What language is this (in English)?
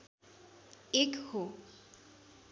Nepali